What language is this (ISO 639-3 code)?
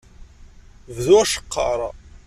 kab